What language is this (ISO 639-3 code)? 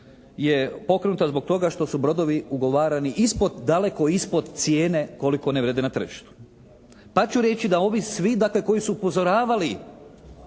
hrv